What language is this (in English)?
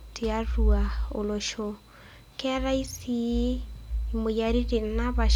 Masai